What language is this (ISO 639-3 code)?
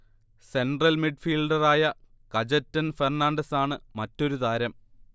mal